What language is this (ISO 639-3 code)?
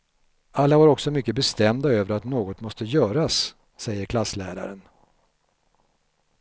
swe